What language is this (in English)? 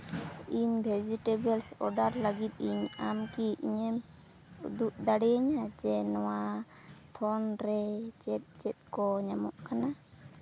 Santali